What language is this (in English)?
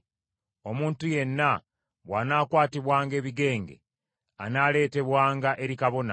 Ganda